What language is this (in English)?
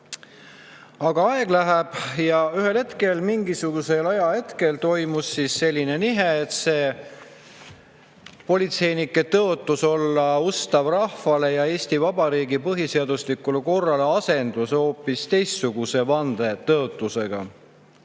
Estonian